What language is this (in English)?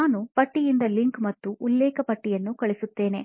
Kannada